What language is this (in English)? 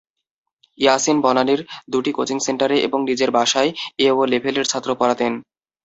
Bangla